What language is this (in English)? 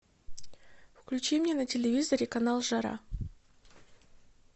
Russian